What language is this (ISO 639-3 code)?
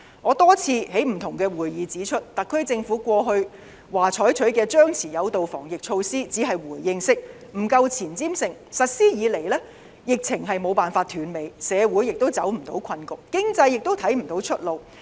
yue